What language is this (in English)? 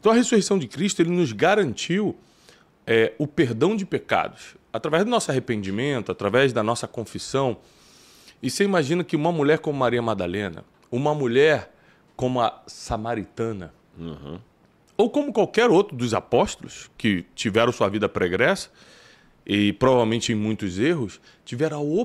Portuguese